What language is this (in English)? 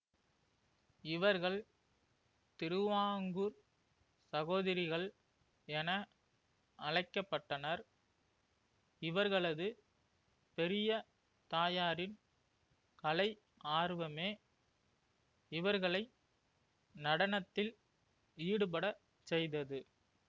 Tamil